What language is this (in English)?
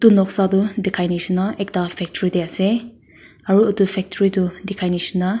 Naga Pidgin